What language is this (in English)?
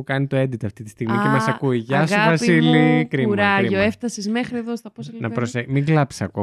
Greek